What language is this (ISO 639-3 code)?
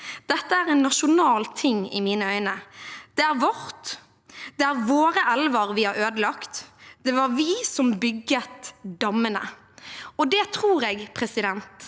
nor